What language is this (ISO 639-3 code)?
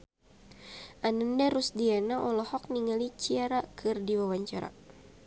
sun